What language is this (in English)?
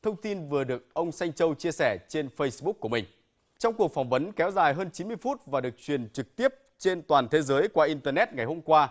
Vietnamese